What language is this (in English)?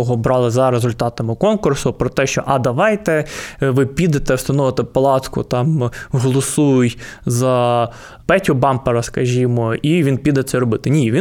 Ukrainian